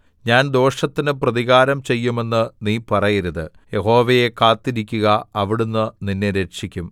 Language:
Malayalam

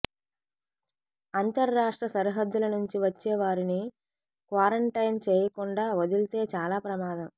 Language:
Telugu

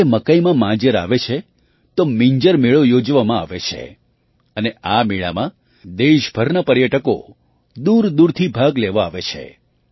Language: Gujarati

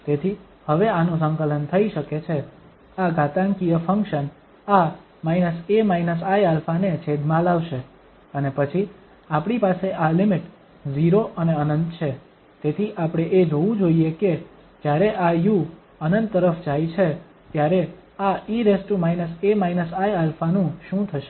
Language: Gujarati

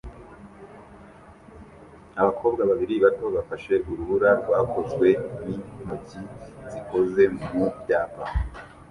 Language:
Kinyarwanda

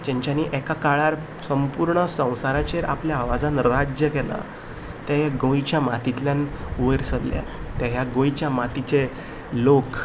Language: Konkani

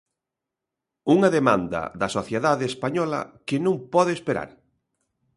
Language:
Galician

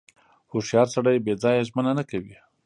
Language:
Pashto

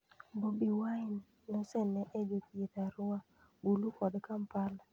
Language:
Luo (Kenya and Tanzania)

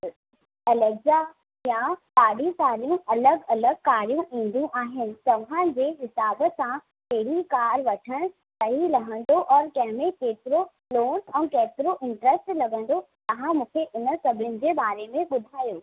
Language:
Sindhi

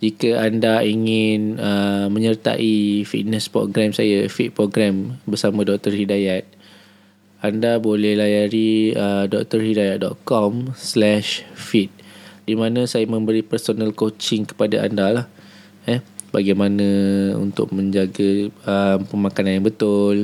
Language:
Malay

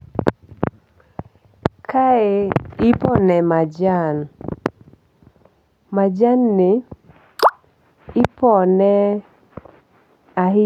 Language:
Luo (Kenya and Tanzania)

